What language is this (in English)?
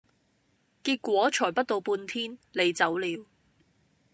Cantonese